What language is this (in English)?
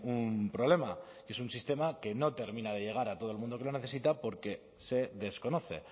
Spanish